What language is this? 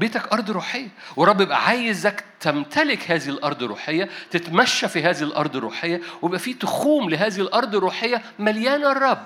Arabic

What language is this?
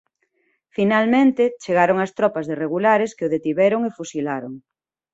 Galician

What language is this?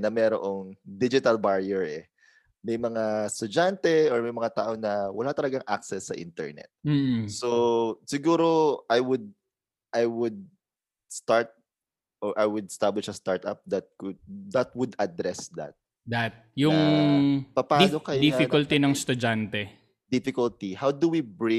Filipino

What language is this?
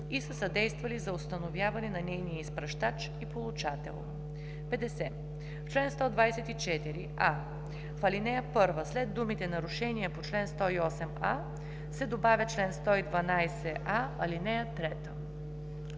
Bulgarian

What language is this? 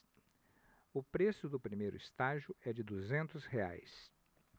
Portuguese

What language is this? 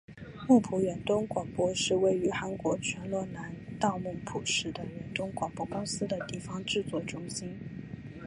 Chinese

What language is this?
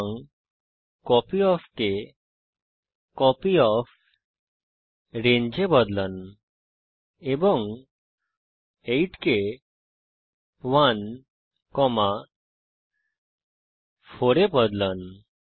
Bangla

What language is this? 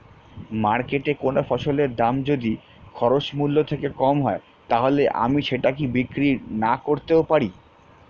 Bangla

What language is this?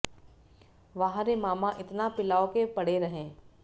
Hindi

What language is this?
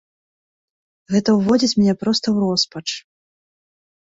Belarusian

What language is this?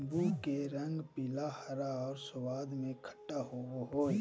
Magahi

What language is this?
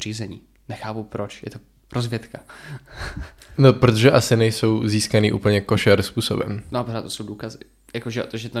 Czech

